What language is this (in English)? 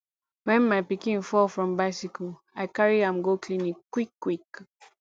Nigerian Pidgin